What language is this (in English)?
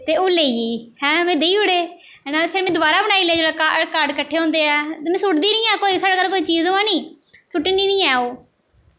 Dogri